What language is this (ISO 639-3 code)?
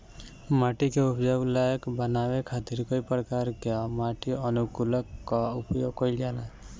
bho